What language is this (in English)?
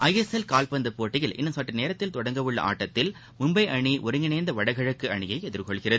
Tamil